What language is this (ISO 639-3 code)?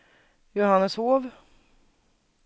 swe